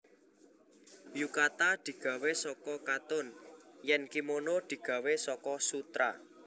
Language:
Javanese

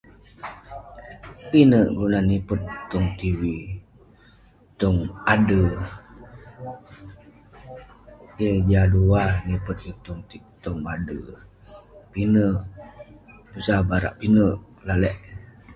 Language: Western Penan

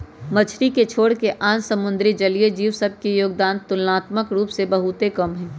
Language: Magahi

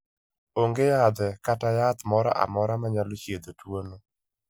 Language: Luo (Kenya and Tanzania)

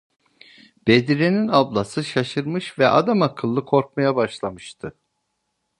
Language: Turkish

